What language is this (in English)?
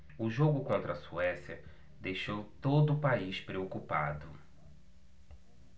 Portuguese